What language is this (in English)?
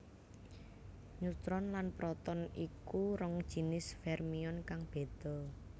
Javanese